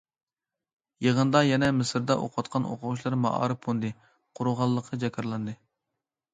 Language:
Uyghur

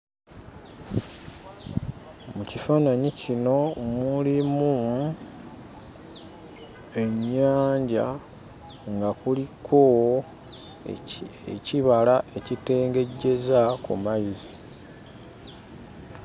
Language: Ganda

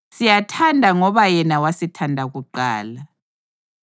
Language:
North Ndebele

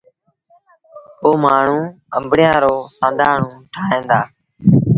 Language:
Sindhi Bhil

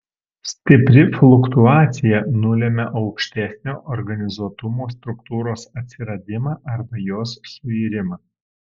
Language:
Lithuanian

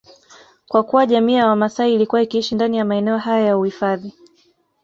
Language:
Swahili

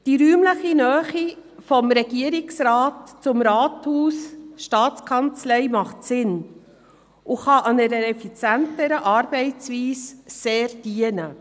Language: Swiss German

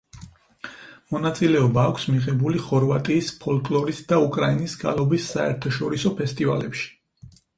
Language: Georgian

